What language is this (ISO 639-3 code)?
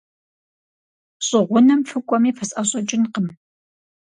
kbd